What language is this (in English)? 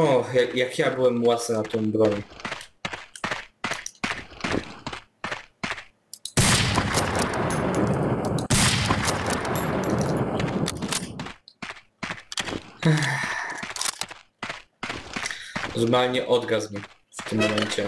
Polish